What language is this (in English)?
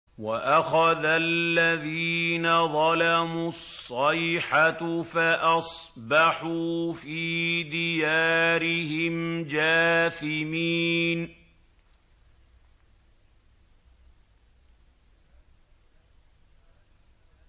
Arabic